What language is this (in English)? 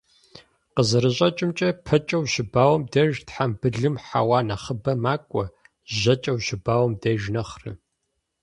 Kabardian